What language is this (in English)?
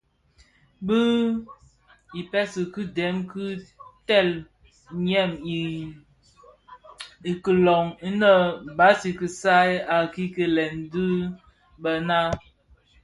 Bafia